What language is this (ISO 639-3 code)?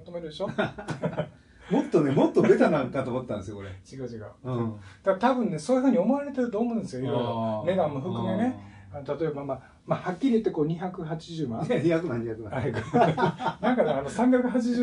jpn